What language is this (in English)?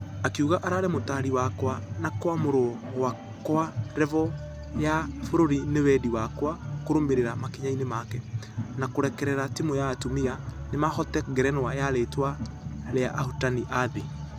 Kikuyu